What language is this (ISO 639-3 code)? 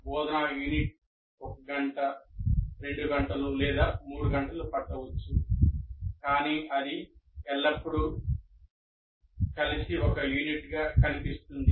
tel